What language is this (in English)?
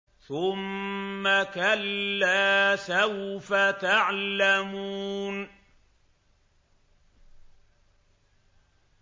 Arabic